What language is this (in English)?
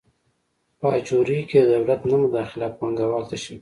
Pashto